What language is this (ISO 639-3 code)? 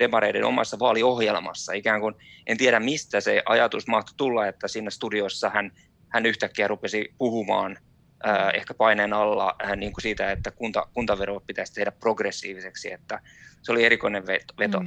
fin